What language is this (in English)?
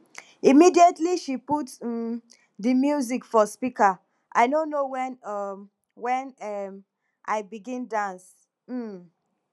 Nigerian Pidgin